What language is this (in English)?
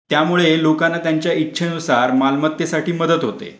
Marathi